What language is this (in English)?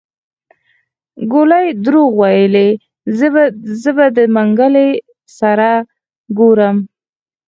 Pashto